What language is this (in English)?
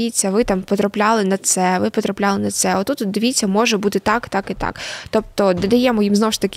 Ukrainian